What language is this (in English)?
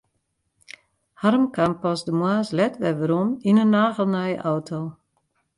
Western Frisian